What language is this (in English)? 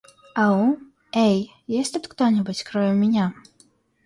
Russian